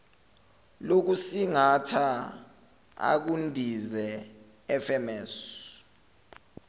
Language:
Zulu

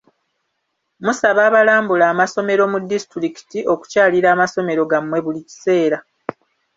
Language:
Ganda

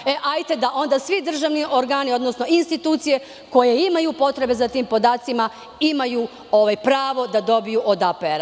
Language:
Serbian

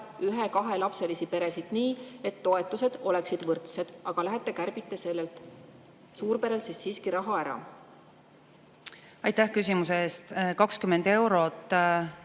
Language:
Estonian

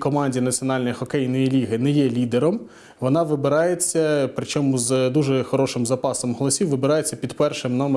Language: Ukrainian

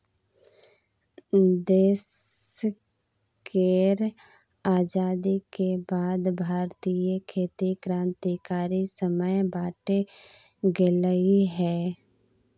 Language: Maithili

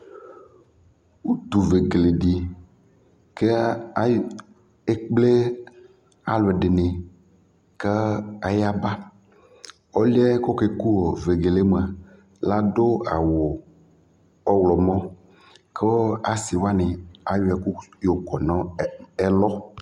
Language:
Ikposo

